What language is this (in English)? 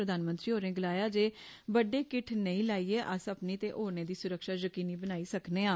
Dogri